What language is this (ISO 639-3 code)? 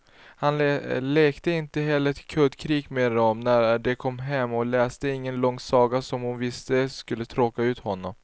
swe